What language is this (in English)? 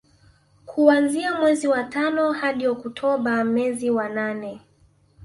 Swahili